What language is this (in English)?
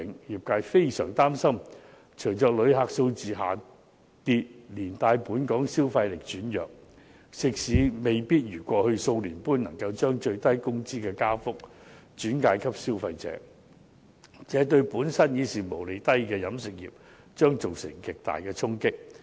Cantonese